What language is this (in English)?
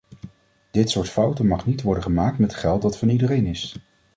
Dutch